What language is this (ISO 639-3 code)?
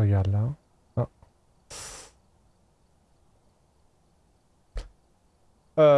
fra